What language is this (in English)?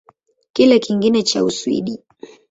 Swahili